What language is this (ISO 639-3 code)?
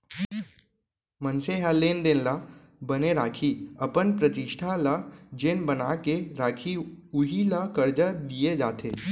hne